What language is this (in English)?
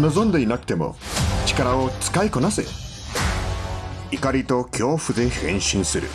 Japanese